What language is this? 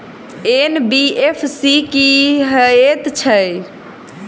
Maithili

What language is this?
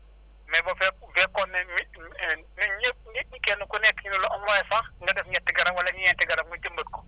Wolof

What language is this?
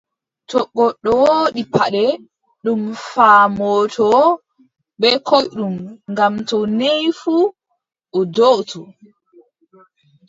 Adamawa Fulfulde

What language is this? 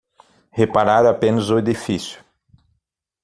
Portuguese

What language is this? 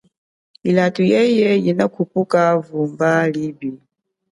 Chokwe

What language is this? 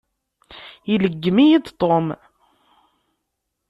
Kabyle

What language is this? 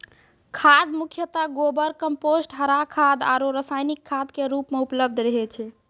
Maithili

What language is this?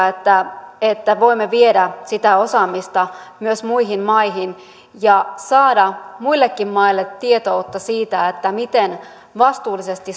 Finnish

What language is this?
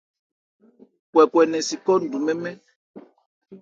Ebrié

